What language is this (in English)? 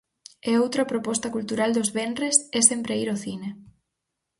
Galician